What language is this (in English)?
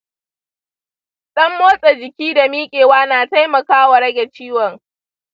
Hausa